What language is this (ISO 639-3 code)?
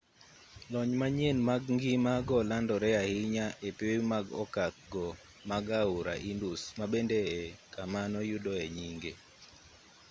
luo